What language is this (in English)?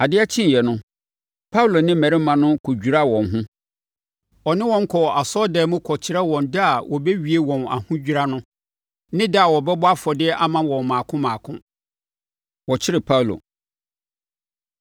Akan